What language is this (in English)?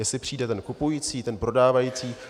Czech